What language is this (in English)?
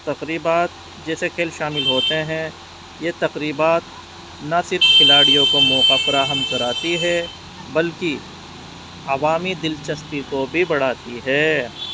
Urdu